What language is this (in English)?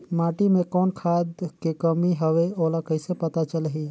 Chhattisgarhi